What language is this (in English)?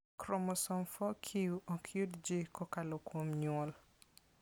Luo (Kenya and Tanzania)